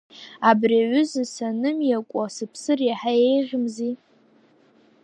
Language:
Abkhazian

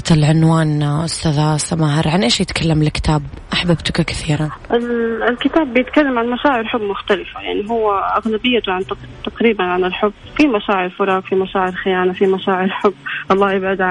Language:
Arabic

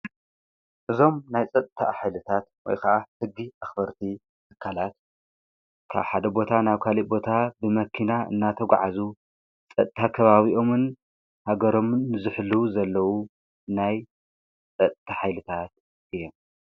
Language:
Tigrinya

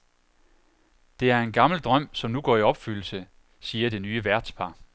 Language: Danish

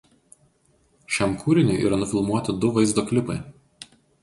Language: Lithuanian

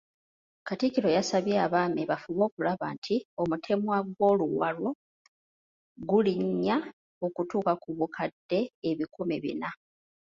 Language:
Ganda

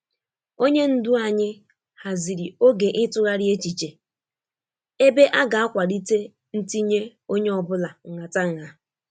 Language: Igbo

